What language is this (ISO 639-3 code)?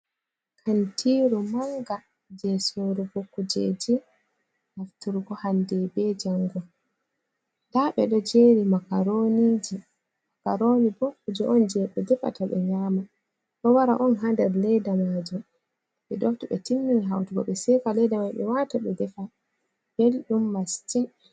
ful